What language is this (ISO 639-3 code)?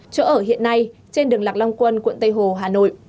vie